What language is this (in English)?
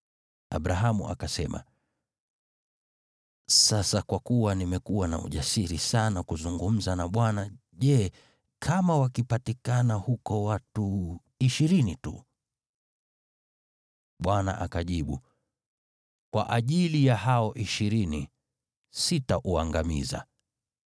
Swahili